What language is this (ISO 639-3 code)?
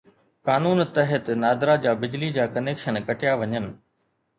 snd